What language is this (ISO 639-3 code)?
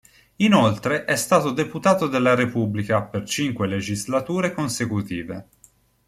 ita